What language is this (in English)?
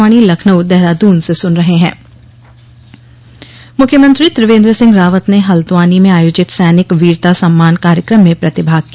Hindi